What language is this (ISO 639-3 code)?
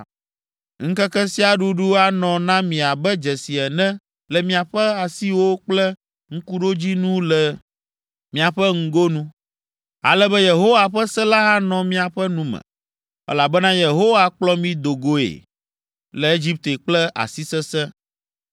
ewe